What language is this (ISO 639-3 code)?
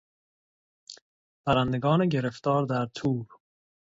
fas